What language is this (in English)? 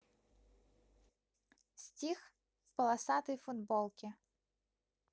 Russian